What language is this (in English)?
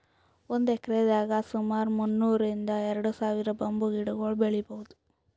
Kannada